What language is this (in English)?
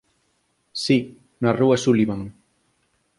Galician